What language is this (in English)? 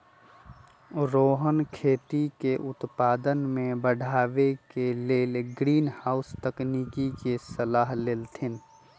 Magahi